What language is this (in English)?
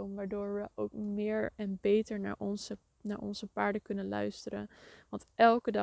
Dutch